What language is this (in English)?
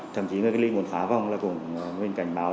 Vietnamese